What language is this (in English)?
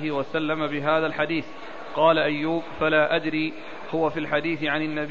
Arabic